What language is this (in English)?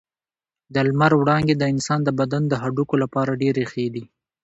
Pashto